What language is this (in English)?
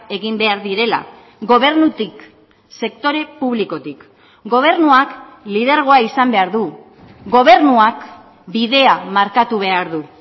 Basque